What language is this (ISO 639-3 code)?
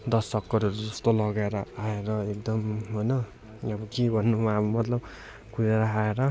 nep